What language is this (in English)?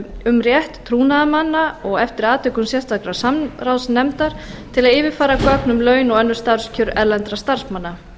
Icelandic